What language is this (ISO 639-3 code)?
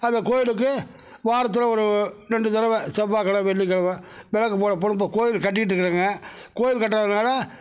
tam